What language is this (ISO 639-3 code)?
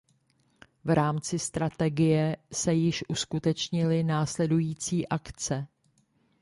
ces